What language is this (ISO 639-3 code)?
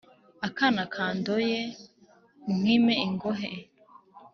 kin